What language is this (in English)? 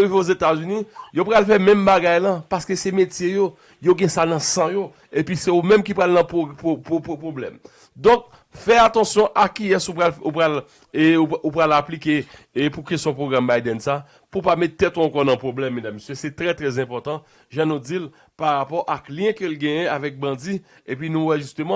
French